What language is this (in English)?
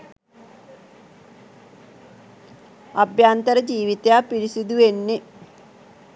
Sinhala